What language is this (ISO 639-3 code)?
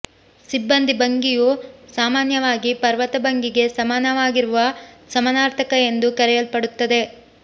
kan